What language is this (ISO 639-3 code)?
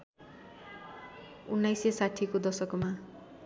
nep